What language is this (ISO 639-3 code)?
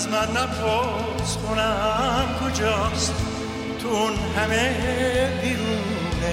fas